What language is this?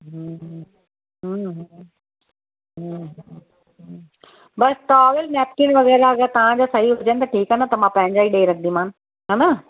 Sindhi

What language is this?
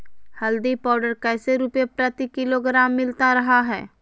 Magahi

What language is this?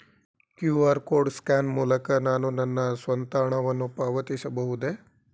Kannada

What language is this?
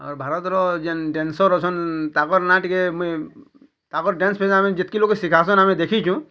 Odia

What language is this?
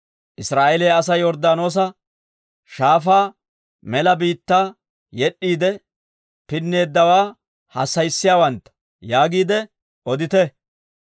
Dawro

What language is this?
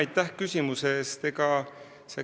Estonian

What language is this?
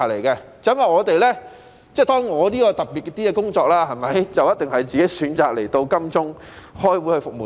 Cantonese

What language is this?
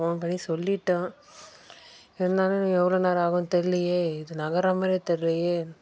Tamil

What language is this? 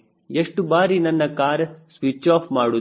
Kannada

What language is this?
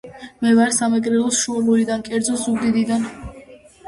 Georgian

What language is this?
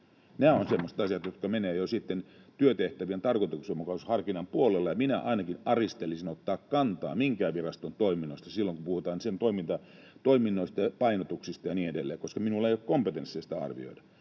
Finnish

